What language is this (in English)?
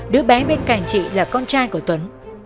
Vietnamese